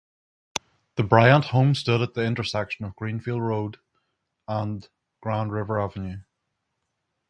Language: English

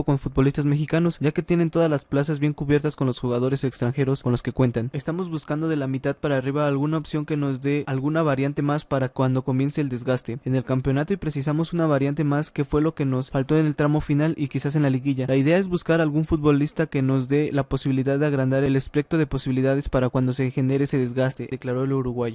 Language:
Spanish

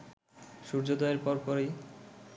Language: Bangla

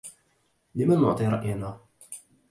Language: Arabic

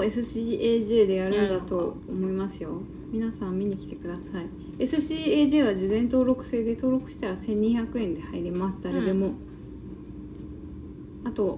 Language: Japanese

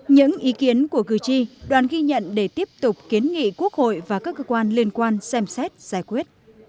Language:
Vietnamese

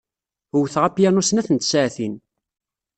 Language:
Kabyle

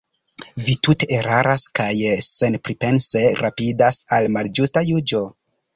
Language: Esperanto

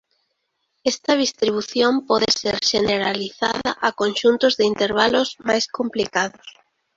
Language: Galician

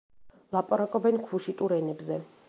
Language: Georgian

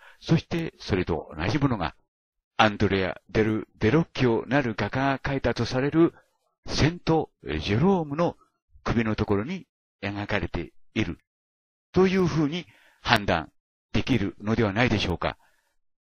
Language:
Japanese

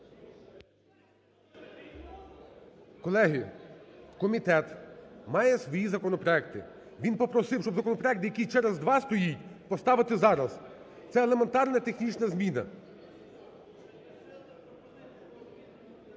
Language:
Ukrainian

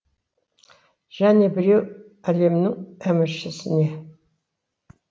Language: Kazakh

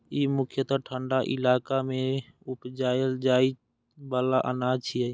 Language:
Maithili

